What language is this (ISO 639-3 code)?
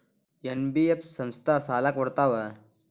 kan